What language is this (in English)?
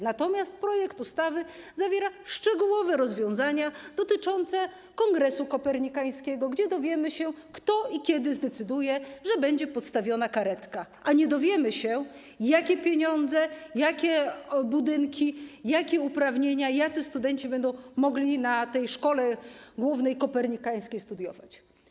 Polish